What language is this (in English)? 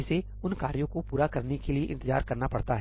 Hindi